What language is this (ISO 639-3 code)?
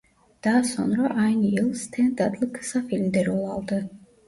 tur